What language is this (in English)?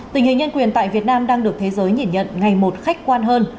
Vietnamese